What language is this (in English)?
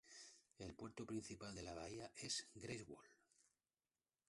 Spanish